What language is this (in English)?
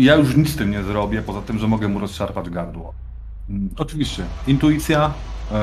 Polish